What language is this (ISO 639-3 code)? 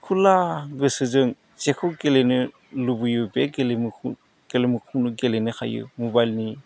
brx